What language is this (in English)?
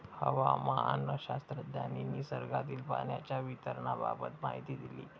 Marathi